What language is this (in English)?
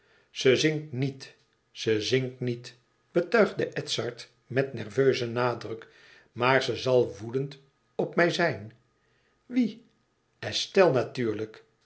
Dutch